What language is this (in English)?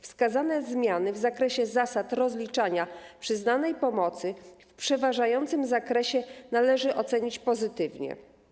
Polish